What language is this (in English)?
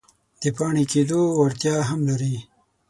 Pashto